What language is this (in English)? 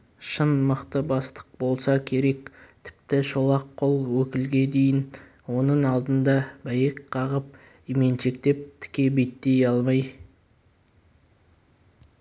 Kazakh